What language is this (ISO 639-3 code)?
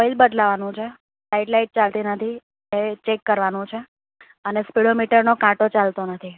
guj